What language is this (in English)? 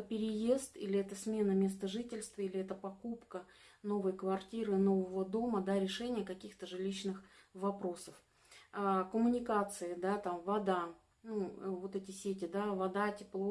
Russian